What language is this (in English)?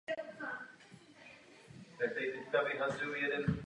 Czech